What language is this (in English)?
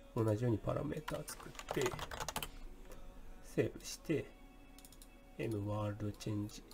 Japanese